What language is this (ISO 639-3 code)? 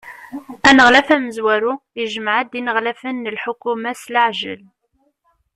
kab